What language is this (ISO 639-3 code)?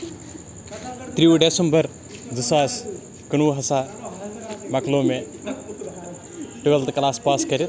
kas